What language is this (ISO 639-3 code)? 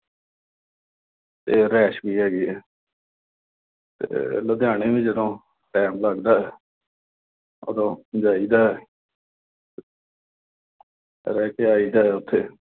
pan